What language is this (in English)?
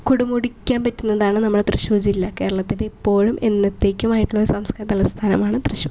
Malayalam